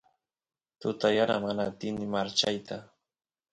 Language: Santiago del Estero Quichua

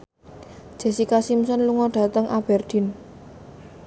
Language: Javanese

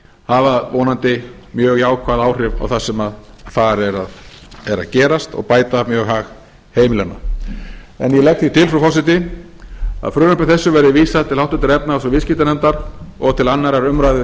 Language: Icelandic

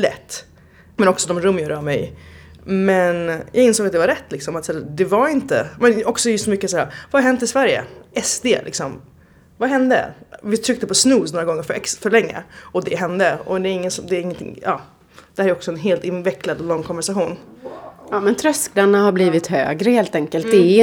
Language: Swedish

